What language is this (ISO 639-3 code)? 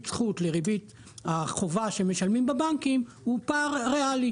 heb